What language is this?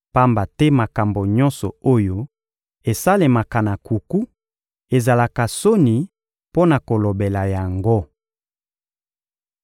Lingala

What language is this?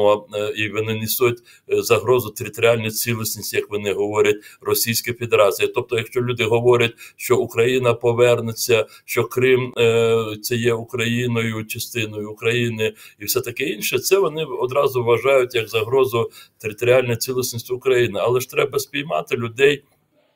Ukrainian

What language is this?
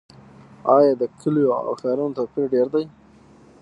Pashto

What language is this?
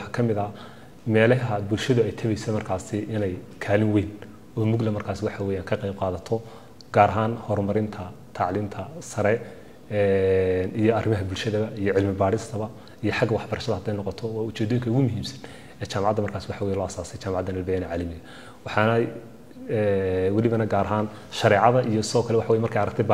Arabic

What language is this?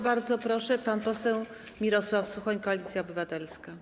Polish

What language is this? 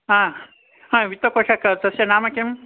Sanskrit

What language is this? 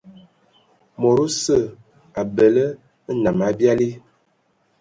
Ewondo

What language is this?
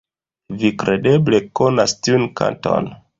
Esperanto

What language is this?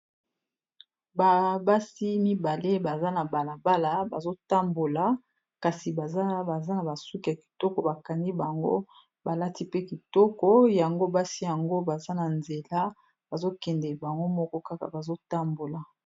Lingala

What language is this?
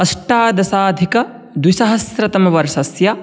Sanskrit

